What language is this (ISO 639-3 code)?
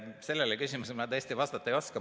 est